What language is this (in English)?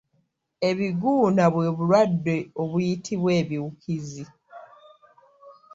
Ganda